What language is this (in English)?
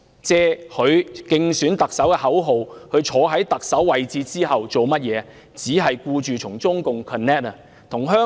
Cantonese